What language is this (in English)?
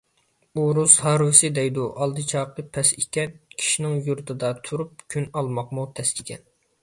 Uyghur